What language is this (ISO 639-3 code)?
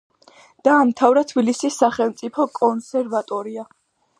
kat